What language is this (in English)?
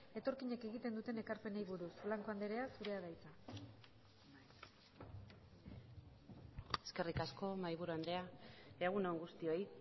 Basque